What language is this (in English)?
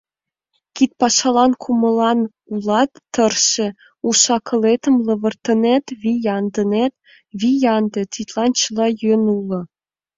Mari